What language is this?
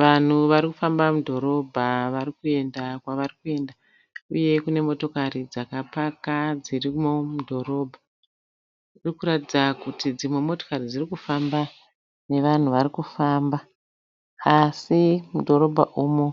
Shona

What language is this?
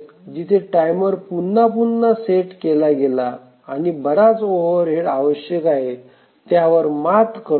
Marathi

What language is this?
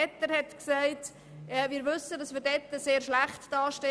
Swiss German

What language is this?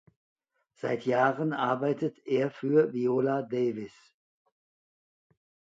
German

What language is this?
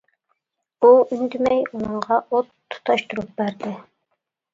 Uyghur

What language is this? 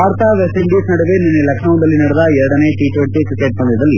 Kannada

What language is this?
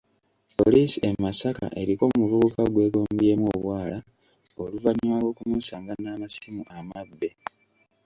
Ganda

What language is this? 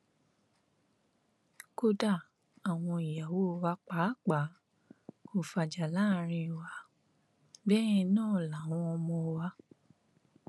Yoruba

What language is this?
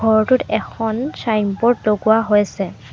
Assamese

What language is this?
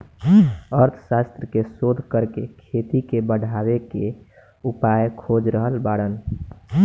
Bhojpuri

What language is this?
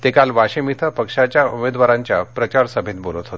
Marathi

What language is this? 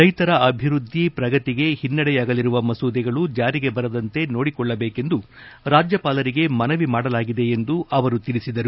Kannada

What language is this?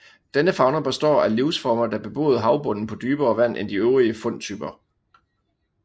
Danish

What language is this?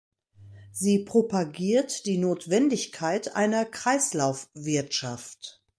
German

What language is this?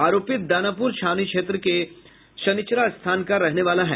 Hindi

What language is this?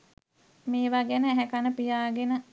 Sinhala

